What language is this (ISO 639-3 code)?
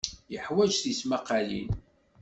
kab